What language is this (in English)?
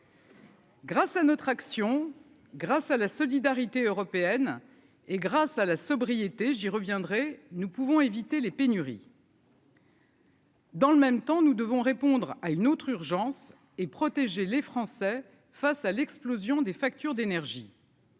French